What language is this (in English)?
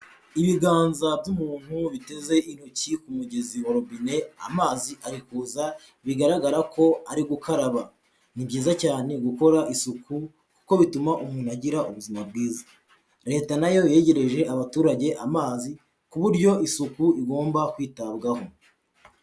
Kinyarwanda